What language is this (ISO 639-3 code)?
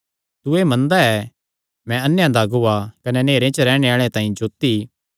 xnr